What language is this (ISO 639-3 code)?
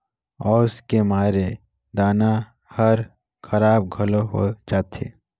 hne